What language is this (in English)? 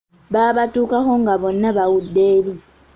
Ganda